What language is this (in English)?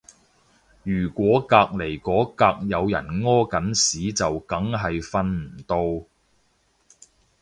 Cantonese